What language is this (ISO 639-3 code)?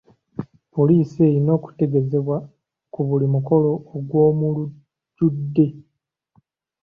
lug